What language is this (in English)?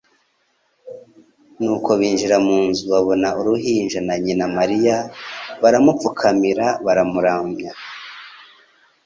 Kinyarwanda